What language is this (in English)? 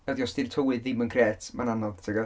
Welsh